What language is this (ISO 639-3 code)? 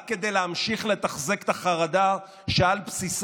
heb